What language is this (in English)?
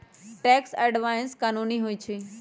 Magahi